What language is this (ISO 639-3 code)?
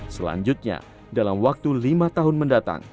ind